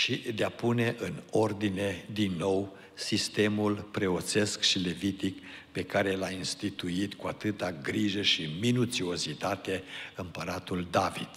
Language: Romanian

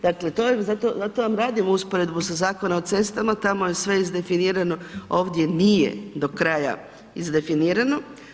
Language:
Croatian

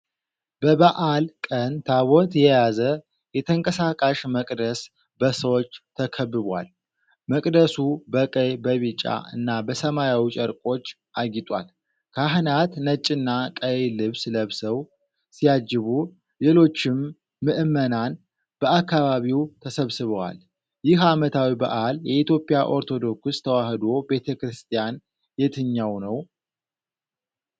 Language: Amharic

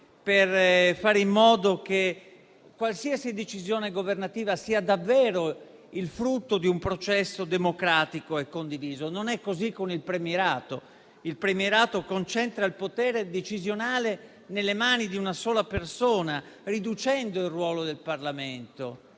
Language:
Italian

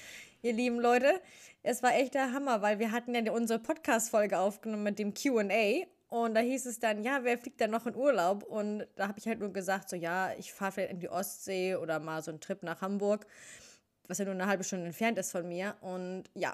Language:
German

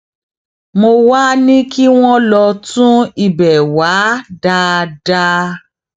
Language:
Yoruba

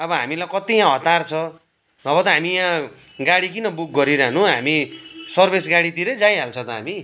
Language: Nepali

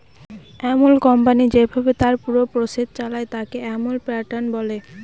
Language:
Bangla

